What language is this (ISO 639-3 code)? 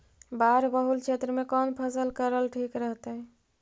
mag